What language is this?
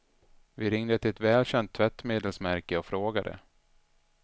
Swedish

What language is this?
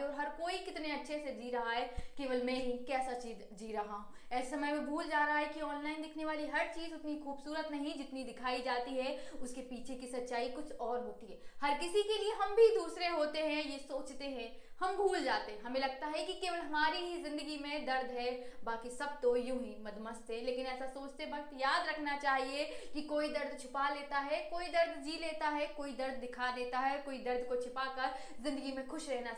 Hindi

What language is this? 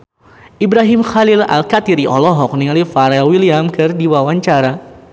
Sundanese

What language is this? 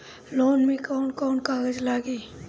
Bhojpuri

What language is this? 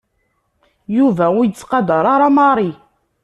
Kabyle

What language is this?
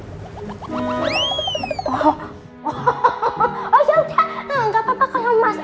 Indonesian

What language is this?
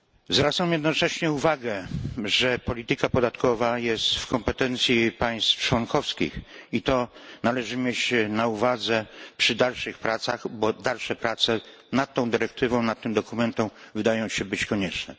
Polish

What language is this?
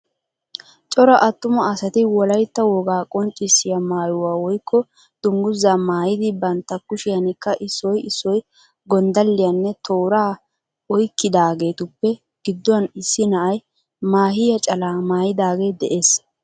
Wolaytta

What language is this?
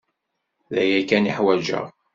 Kabyle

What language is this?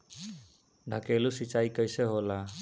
Bhojpuri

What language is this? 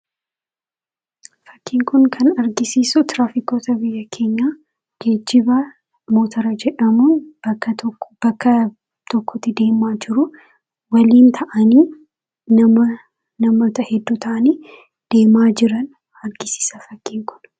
Oromo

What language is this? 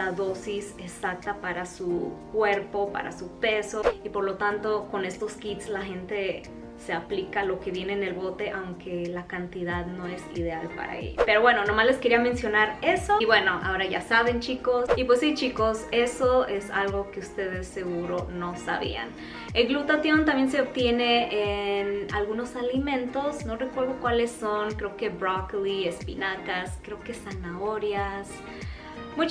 Spanish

